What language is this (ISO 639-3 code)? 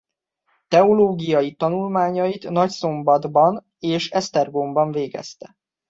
hun